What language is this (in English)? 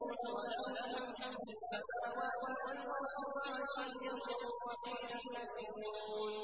Arabic